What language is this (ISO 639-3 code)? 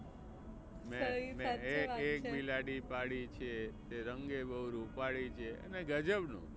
guj